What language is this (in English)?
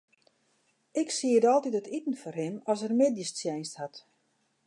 Western Frisian